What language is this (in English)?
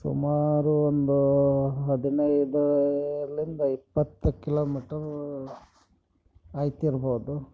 Kannada